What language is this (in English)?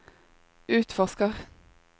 Norwegian